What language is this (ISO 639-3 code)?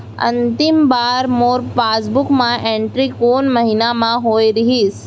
hne